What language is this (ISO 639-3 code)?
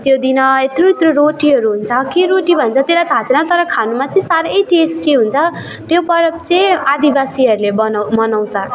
nep